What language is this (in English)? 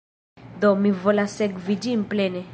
Esperanto